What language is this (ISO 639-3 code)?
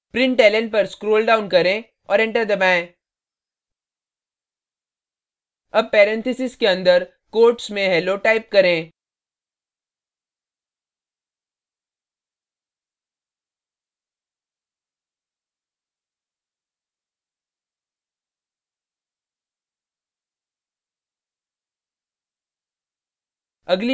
hin